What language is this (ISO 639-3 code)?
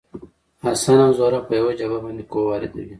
pus